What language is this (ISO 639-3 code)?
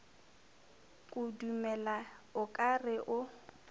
nso